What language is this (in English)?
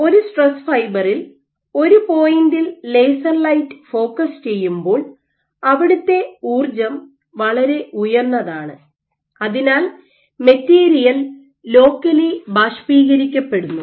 Malayalam